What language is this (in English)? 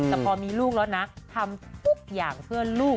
Thai